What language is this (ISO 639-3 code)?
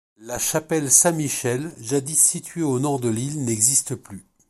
fra